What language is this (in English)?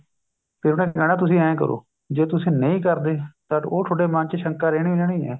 Punjabi